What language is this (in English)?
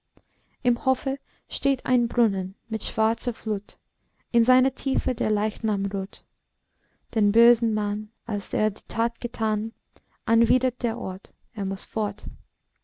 German